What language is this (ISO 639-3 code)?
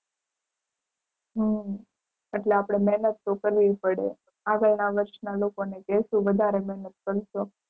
guj